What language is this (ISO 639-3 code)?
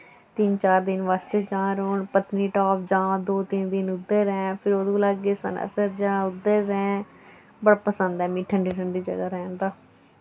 doi